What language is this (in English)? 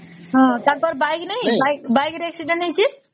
Odia